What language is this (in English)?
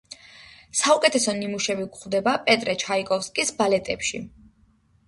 Georgian